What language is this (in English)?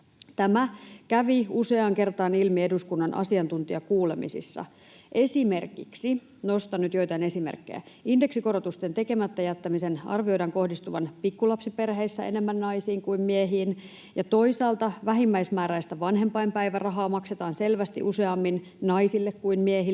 Finnish